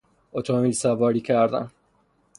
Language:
Persian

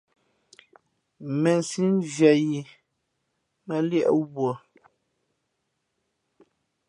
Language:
Fe'fe'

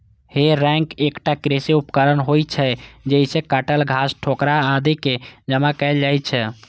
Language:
Maithili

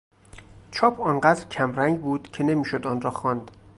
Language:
Persian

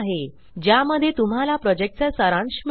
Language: Marathi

